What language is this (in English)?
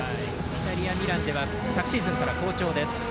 Japanese